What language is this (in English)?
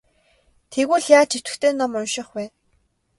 Mongolian